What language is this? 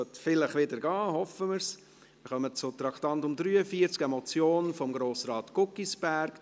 Swiss German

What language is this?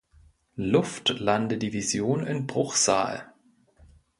German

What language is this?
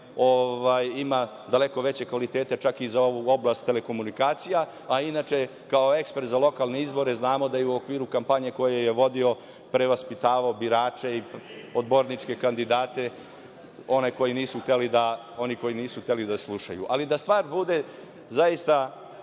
Serbian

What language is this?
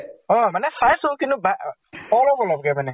Assamese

